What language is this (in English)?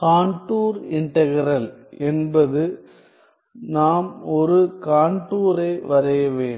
Tamil